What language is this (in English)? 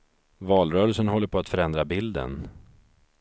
Swedish